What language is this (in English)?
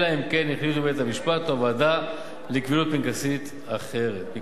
Hebrew